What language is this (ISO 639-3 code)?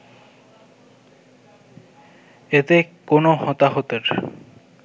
ben